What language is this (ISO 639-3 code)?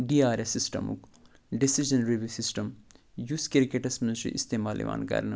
kas